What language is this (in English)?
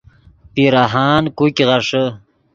Yidgha